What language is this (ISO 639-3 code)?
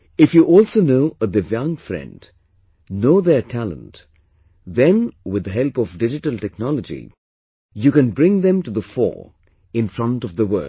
eng